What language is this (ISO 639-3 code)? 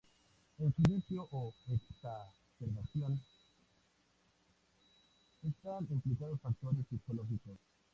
spa